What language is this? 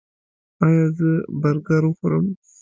Pashto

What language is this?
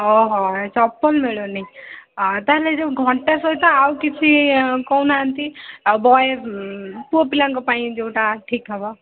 Odia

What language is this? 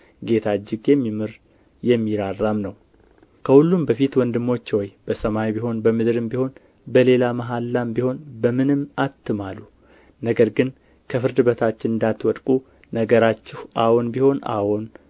Amharic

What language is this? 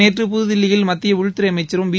Tamil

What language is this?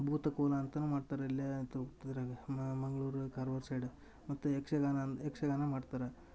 Kannada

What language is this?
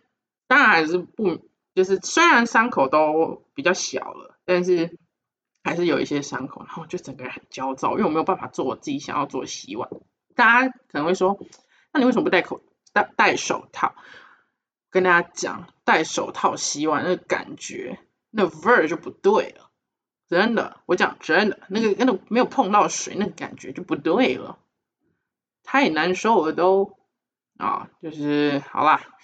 Chinese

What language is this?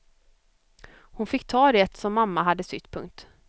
Swedish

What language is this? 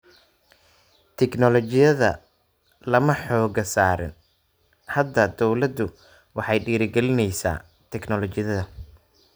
Somali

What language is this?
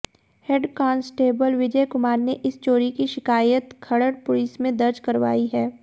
Hindi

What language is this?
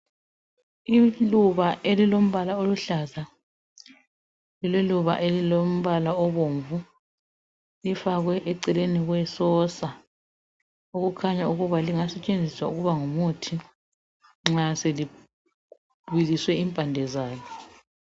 North Ndebele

